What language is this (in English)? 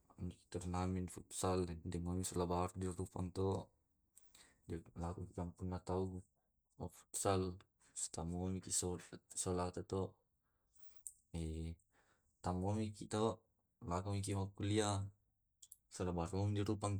Tae'